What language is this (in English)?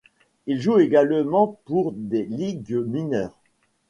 French